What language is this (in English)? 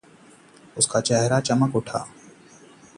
Hindi